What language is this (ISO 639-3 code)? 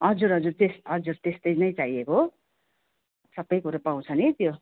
nep